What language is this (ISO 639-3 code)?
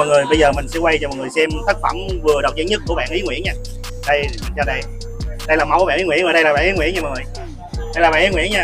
vie